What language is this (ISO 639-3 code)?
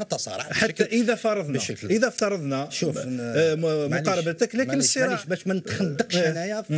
ara